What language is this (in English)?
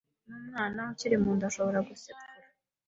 Kinyarwanda